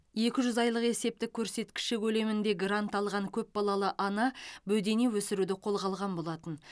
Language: Kazakh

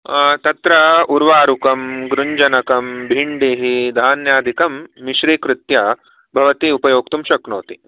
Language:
Sanskrit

